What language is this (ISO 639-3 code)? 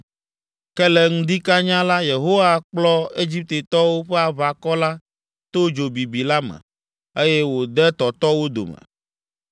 ewe